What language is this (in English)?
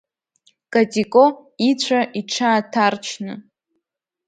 Abkhazian